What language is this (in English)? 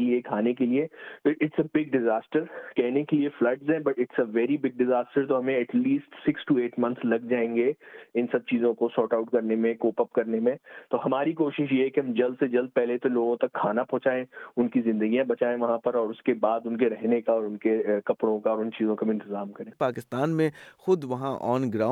Urdu